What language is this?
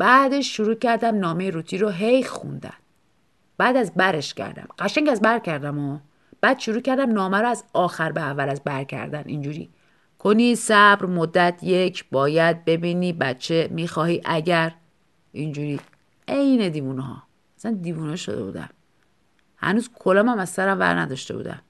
Persian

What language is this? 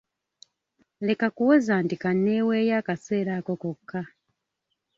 Ganda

